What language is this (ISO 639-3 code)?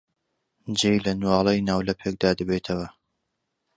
ckb